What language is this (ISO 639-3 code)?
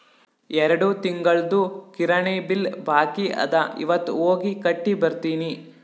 kan